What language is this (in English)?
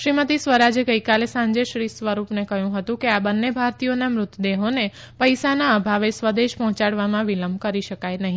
Gujarati